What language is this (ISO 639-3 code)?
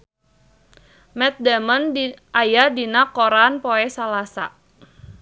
sun